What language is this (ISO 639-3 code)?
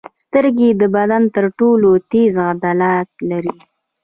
pus